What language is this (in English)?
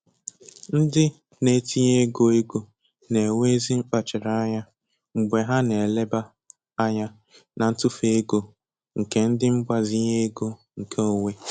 Igbo